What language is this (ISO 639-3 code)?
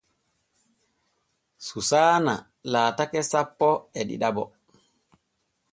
fue